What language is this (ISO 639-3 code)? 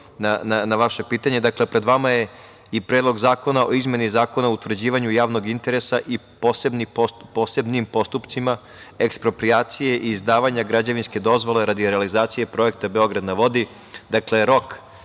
srp